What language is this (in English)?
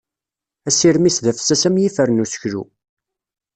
Kabyle